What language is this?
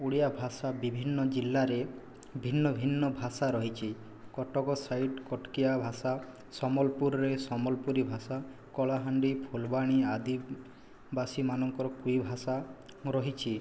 Odia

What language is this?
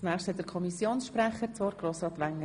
Swiss German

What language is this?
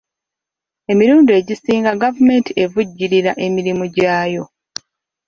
Ganda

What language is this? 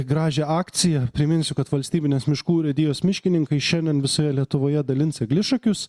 Lithuanian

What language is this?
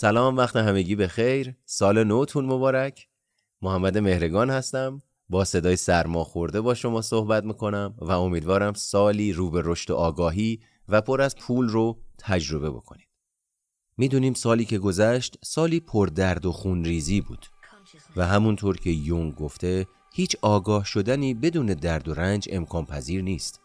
Persian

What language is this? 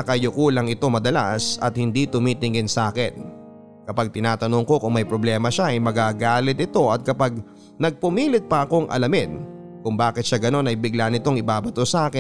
Filipino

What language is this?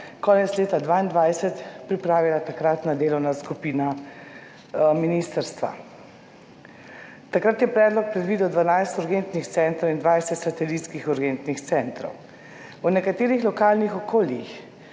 Slovenian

